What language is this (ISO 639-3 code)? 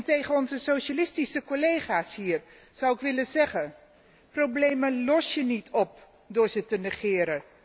nld